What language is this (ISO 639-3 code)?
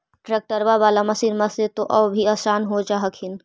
mag